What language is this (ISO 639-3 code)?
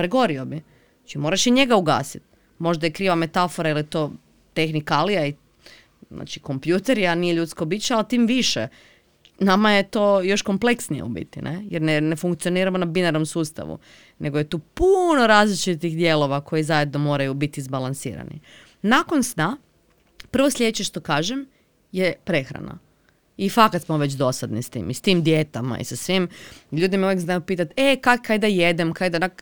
hrv